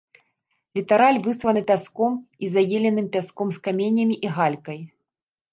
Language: Belarusian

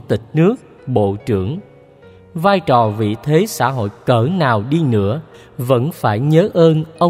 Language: Vietnamese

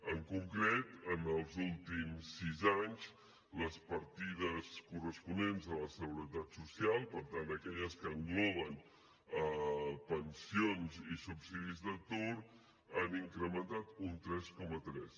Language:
Catalan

